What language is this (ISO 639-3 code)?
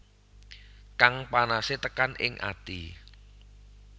jav